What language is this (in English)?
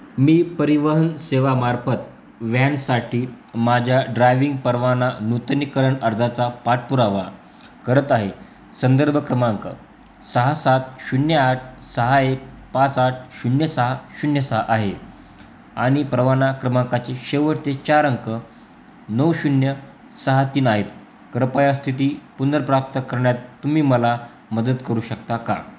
Marathi